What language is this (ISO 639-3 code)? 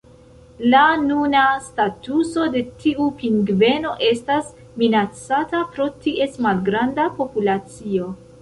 epo